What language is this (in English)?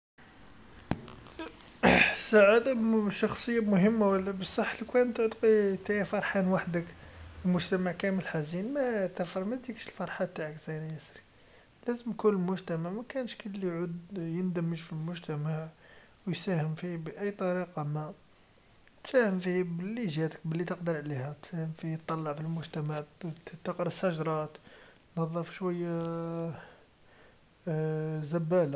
Algerian Arabic